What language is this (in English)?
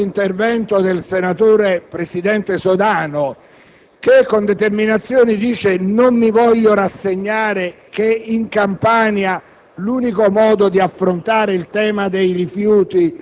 Italian